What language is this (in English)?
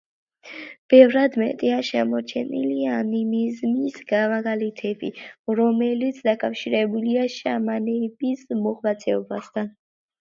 Georgian